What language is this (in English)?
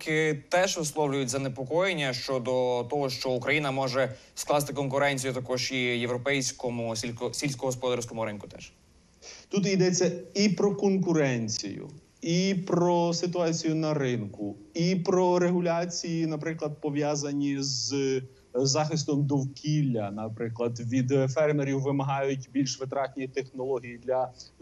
Ukrainian